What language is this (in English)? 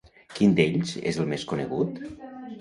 Catalan